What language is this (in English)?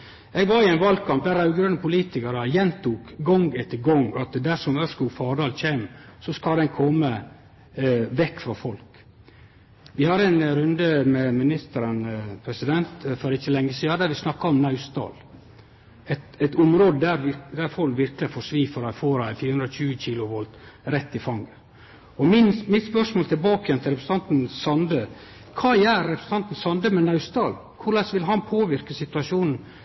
Norwegian Nynorsk